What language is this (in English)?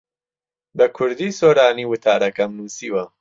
Central Kurdish